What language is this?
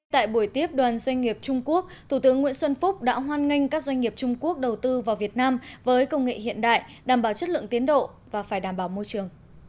Vietnamese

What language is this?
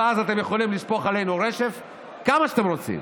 Hebrew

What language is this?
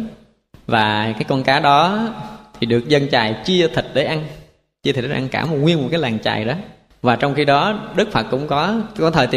Vietnamese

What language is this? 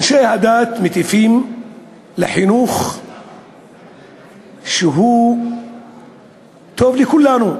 Hebrew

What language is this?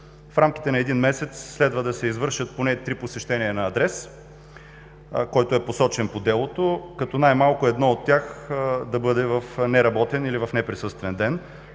Bulgarian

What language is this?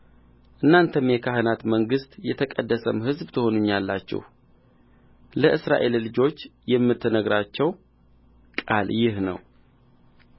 Amharic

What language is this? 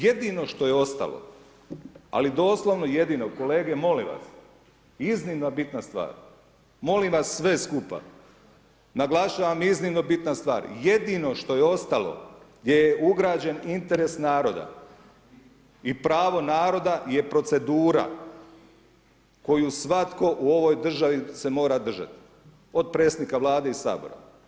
Croatian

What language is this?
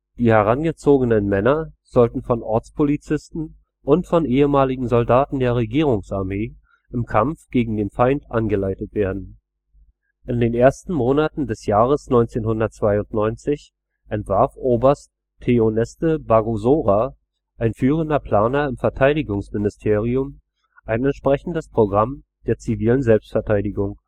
German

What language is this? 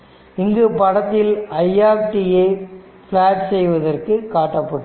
Tamil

